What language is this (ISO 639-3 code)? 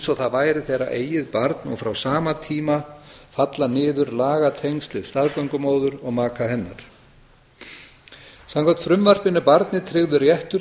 isl